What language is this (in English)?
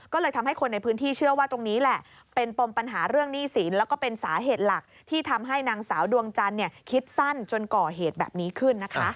Thai